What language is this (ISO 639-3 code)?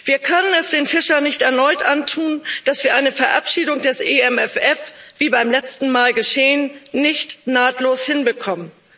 deu